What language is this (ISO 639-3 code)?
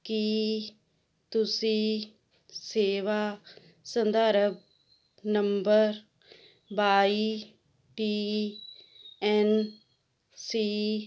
pan